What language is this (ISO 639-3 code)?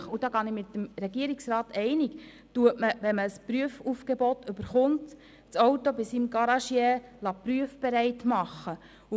gsw